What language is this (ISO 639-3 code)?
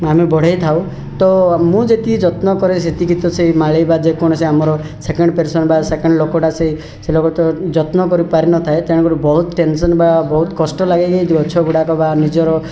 ori